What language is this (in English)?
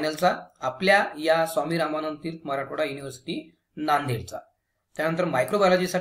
Hindi